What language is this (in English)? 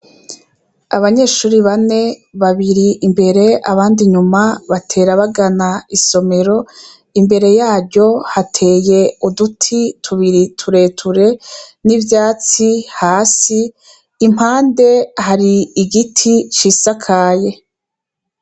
Rundi